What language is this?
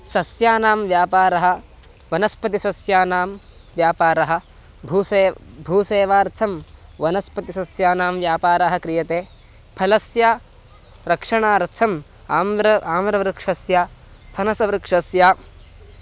Sanskrit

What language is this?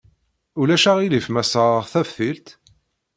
Kabyle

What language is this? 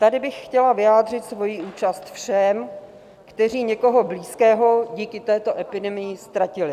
Czech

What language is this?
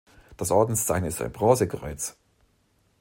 German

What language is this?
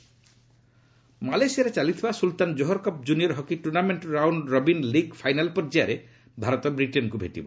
Odia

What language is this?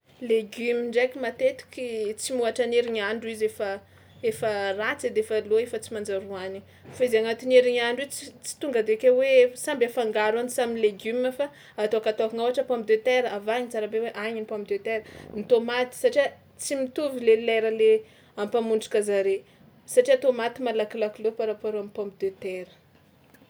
Tsimihety Malagasy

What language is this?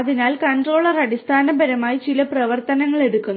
Malayalam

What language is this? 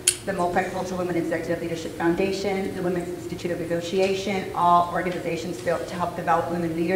English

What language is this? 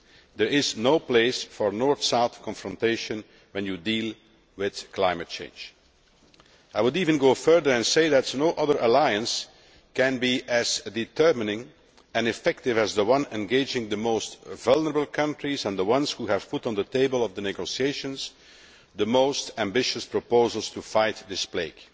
English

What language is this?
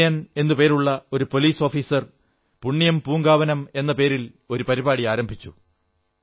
Malayalam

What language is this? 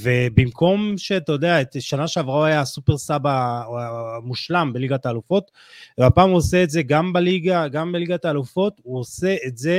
Hebrew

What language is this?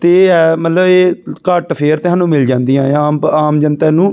Punjabi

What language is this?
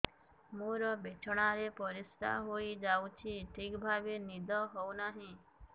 Odia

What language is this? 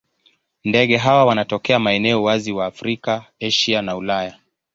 Swahili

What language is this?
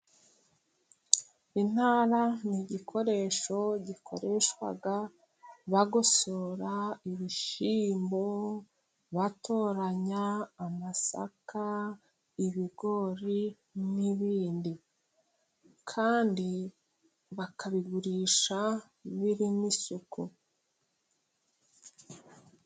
Kinyarwanda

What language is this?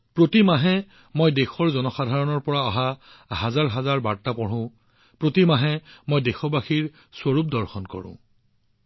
Assamese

